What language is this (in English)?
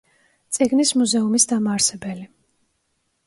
Georgian